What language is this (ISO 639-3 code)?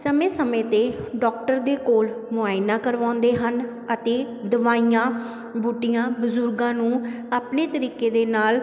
pan